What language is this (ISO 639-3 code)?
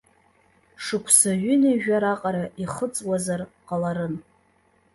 abk